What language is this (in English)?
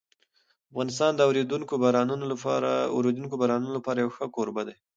Pashto